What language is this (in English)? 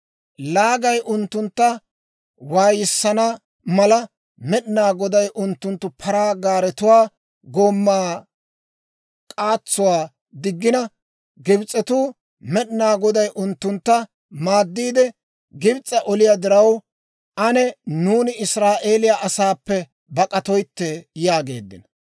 Dawro